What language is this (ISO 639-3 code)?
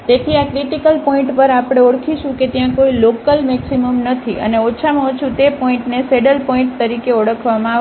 guj